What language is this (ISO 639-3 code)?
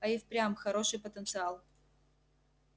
rus